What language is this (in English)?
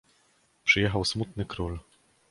Polish